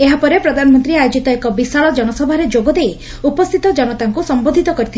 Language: Odia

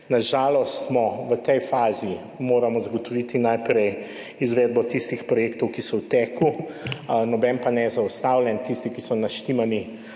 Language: Slovenian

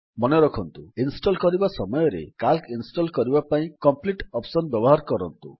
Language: Odia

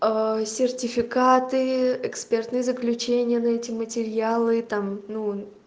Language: Russian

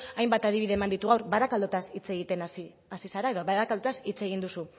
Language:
Basque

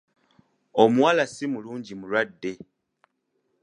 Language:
Ganda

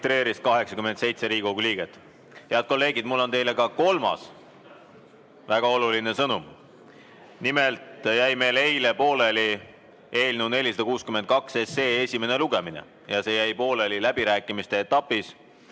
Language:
Estonian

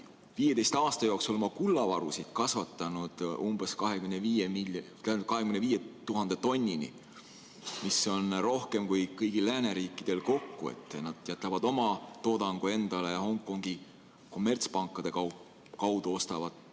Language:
Estonian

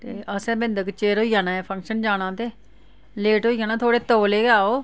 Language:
Dogri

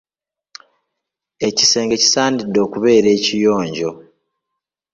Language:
Ganda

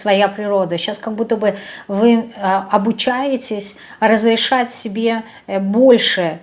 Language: Russian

